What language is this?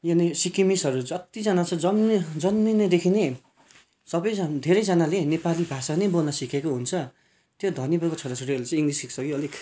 Nepali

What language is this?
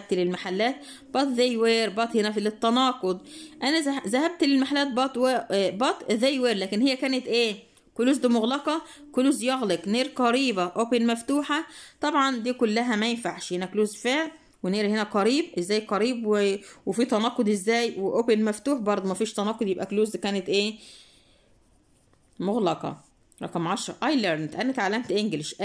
Arabic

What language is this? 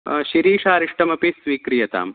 Sanskrit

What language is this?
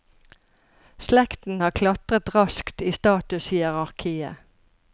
Norwegian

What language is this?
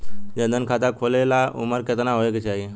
Bhojpuri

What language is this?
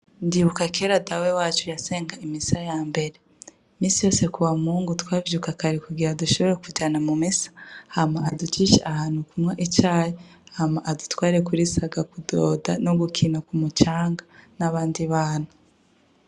Rundi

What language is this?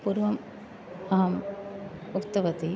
Sanskrit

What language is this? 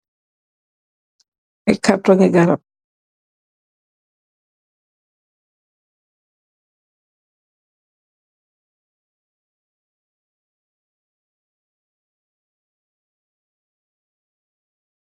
Wolof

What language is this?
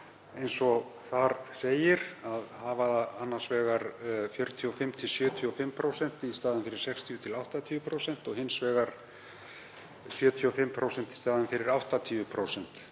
Icelandic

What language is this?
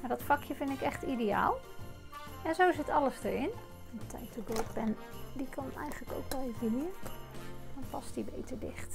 Dutch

